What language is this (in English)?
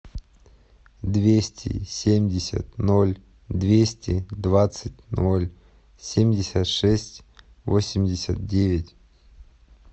Russian